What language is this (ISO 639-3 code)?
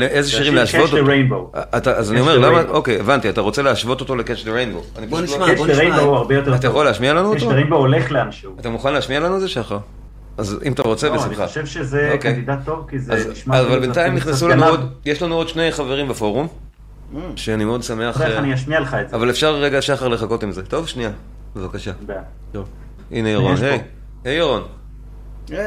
heb